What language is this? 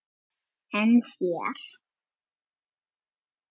Icelandic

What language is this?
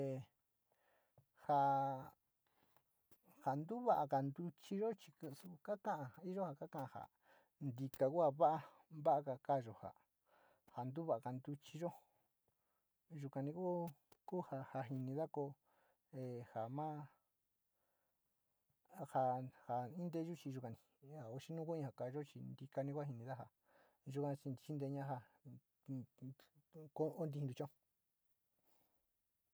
Sinicahua Mixtec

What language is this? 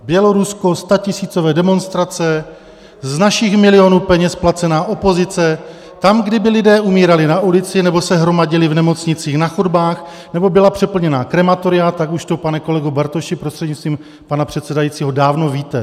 Czech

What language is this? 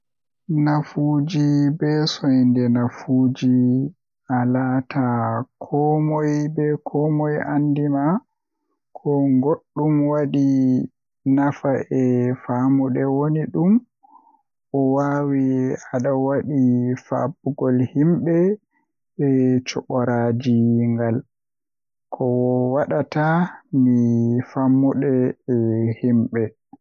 Western Niger Fulfulde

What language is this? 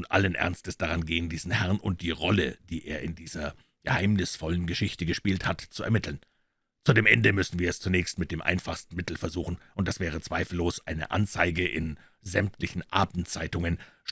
German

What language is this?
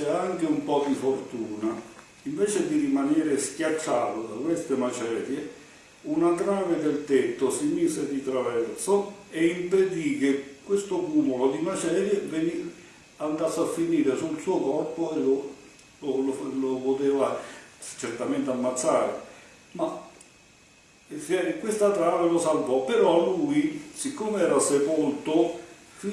Italian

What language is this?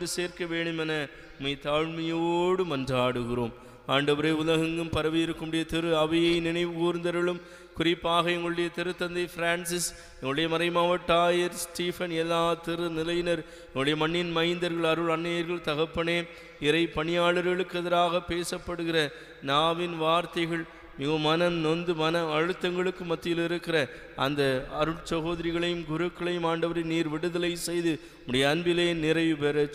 Thai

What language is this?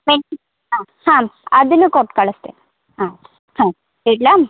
Kannada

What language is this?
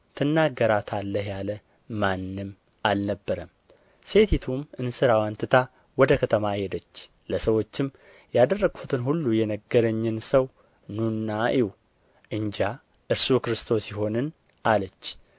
Amharic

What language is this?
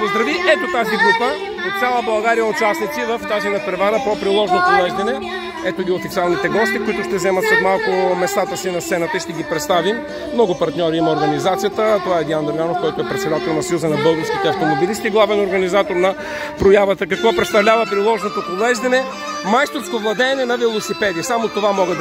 Bulgarian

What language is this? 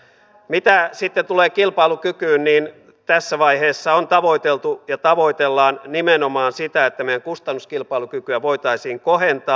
Finnish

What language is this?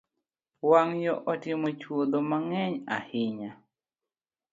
Luo (Kenya and Tanzania)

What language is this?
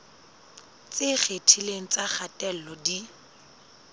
Southern Sotho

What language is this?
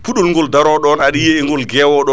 Fula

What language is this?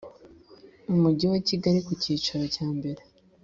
Kinyarwanda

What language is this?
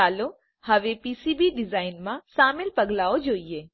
Gujarati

